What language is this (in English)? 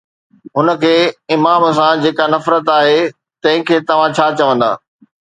Sindhi